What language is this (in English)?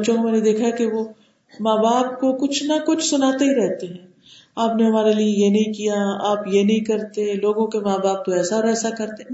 Urdu